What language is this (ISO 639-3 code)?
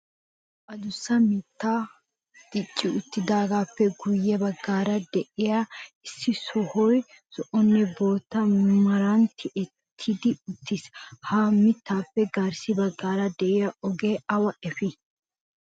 wal